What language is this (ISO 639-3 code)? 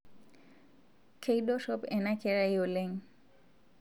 mas